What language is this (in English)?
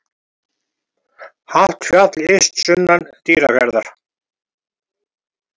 Icelandic